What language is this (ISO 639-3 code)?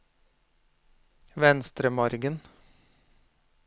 nor